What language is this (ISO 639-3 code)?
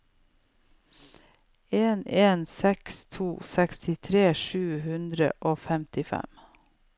nor